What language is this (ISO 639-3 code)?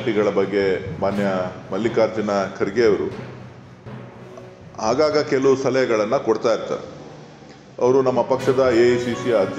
ara